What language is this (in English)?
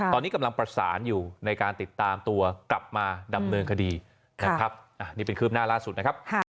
Thai